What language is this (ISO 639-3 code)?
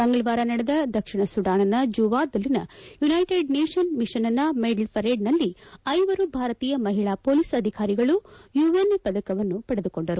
kan